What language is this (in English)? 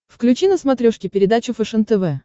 Russian